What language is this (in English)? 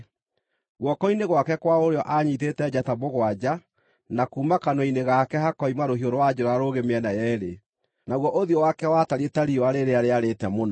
Kikuyu